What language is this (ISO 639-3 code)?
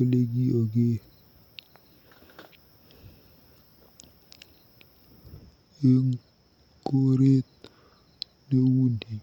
kln